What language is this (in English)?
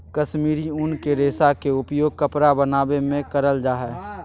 Magahi